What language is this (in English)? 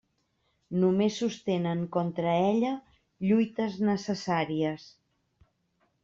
Catalan